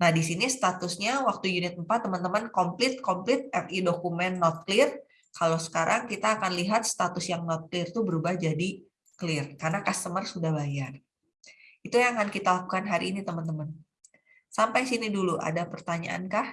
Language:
Indonesian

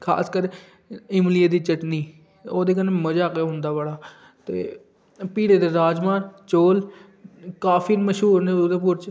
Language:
Dogri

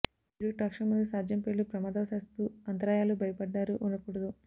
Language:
Telugu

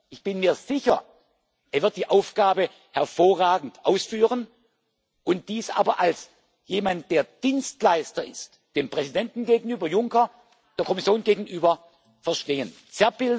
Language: German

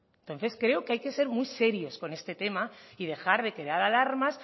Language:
Spanish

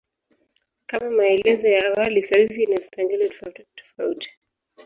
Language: Swahili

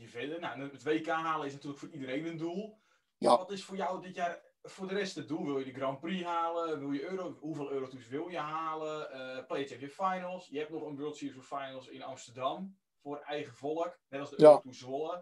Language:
Dutch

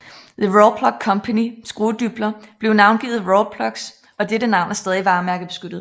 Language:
Danish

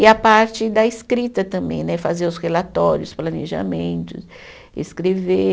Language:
Portuguese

